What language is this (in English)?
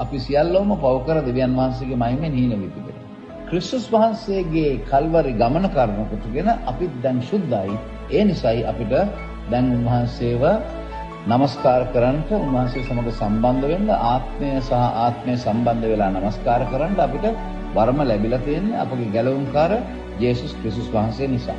Indonesian